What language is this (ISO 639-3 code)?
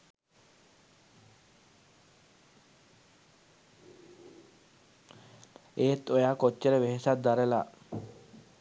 sin